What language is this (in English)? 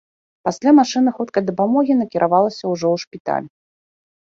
Belarusian